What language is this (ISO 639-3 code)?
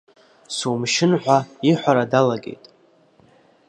abk